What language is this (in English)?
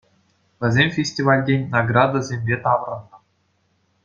Chuvash